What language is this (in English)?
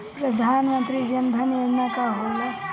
Bhojpuri